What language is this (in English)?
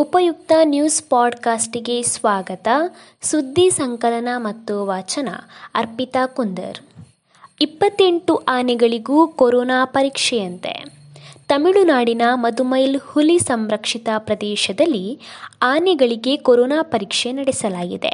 Kannada